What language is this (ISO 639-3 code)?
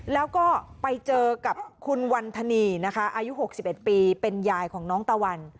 tha